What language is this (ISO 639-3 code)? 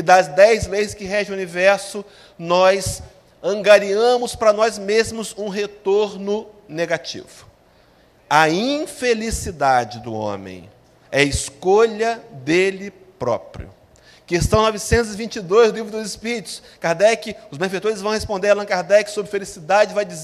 por